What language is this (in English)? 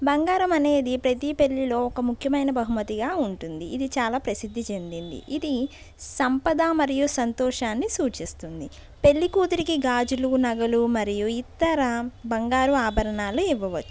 Telugu